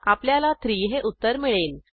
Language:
Marathi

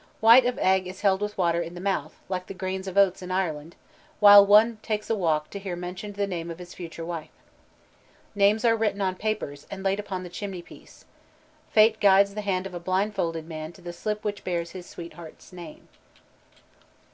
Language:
English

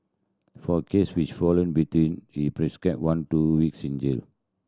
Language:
English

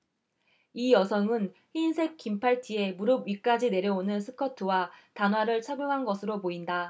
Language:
Korean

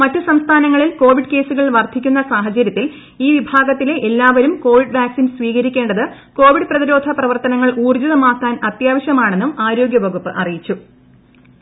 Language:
Malayalam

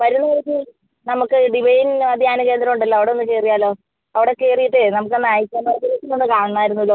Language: Malayalam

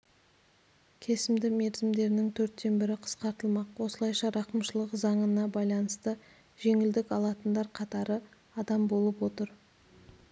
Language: Kazakh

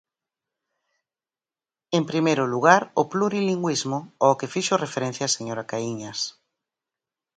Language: Galician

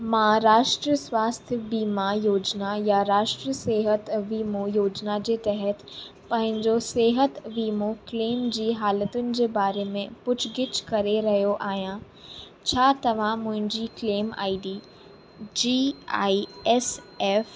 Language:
Sindhi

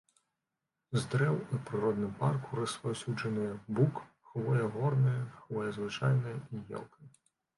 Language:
Belarusian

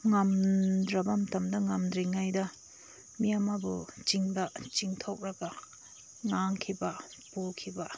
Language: Manipuri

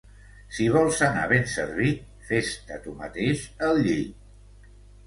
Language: Catalan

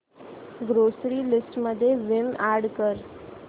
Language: Marathi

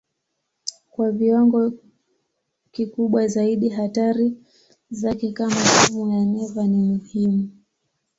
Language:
Swahili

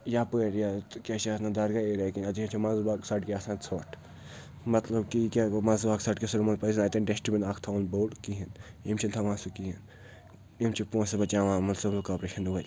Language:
Kashmiri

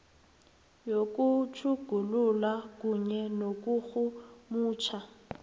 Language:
South Ndebele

